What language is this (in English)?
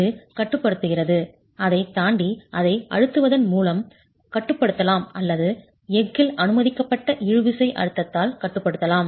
Tamil